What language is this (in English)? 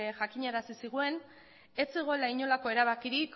Basque